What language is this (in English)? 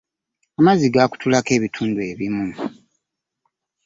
Ganda